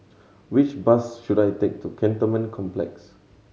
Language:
English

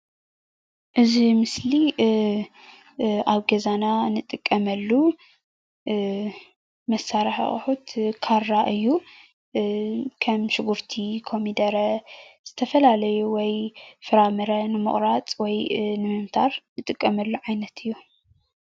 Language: Tigrinya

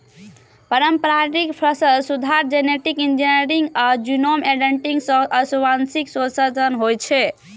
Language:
Maithili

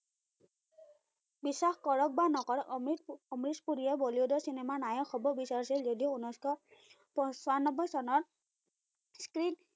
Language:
Assamese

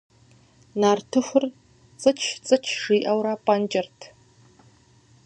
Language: Kabardian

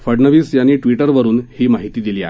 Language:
Marathi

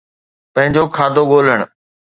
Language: Sindhi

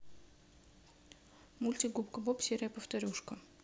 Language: Russian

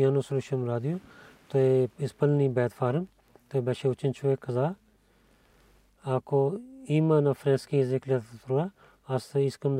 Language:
Bulgarian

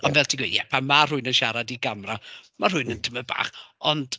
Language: Welsh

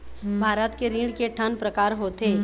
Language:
Chhattisgarhi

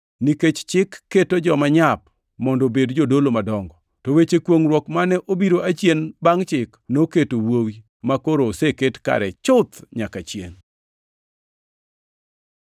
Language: Luo (Kenya and Tanzania)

